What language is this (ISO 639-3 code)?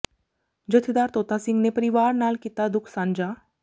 pan